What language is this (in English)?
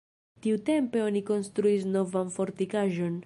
Esperanto